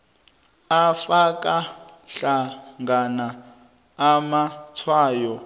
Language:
South Ndebele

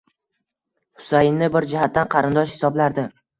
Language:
Uzbek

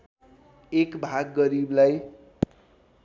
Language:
Nepali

